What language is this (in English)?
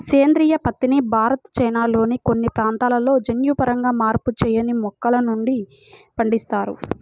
Telugu